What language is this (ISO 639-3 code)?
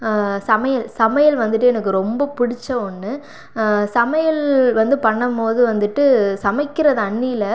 tam